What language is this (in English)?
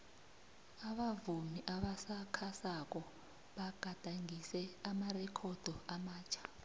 South Ndebele